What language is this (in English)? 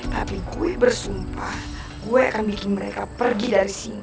Indonesian